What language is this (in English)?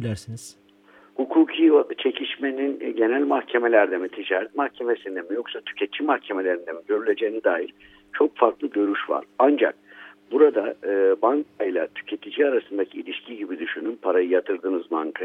Turkish